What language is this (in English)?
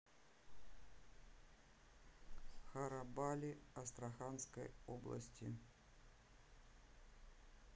Russian